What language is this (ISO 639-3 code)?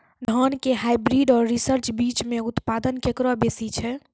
mai